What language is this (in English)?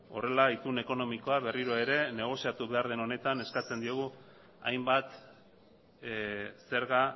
Basque